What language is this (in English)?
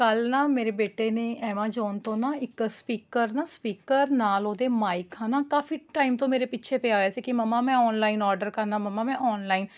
Punjabi